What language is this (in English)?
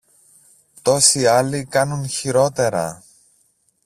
Greek